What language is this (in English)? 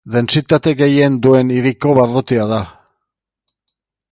Basque